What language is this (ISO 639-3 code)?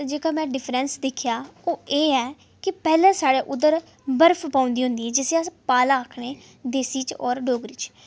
doi